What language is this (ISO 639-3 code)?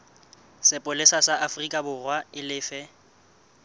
sot